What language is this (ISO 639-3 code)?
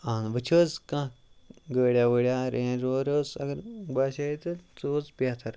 kas